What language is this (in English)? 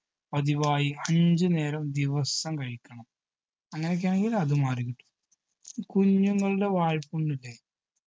Malayalam